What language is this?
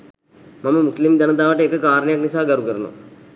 Sinhala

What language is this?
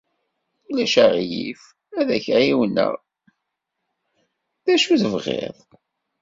Kabyle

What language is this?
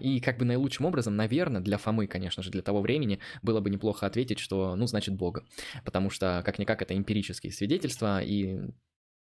Russian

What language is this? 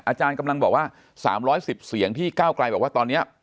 Thai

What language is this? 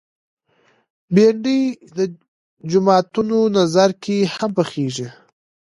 Pashto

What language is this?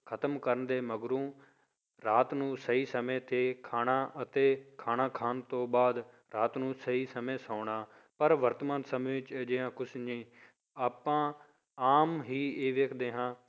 Punjabi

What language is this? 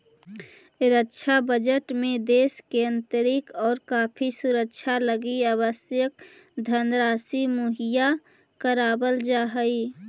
Magahi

